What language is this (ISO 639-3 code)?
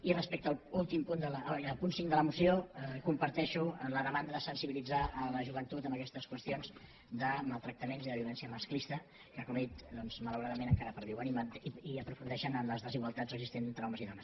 cat